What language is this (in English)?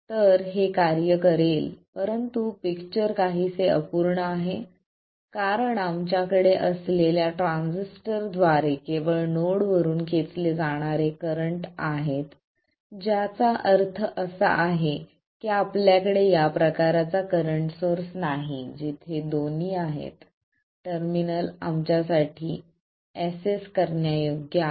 Marathi